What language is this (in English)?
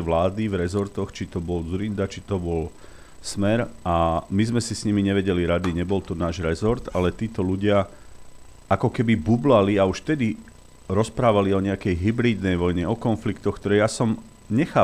Slovak